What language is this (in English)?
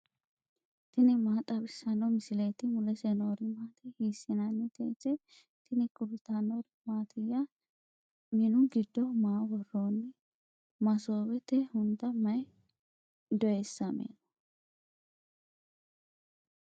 Sidamo